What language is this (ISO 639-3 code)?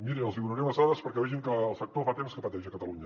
cat